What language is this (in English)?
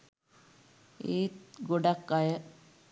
Sinhala